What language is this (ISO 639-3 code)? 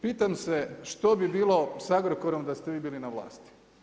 hrv